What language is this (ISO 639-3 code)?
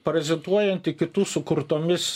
lit